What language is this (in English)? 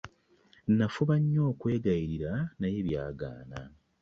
Ganda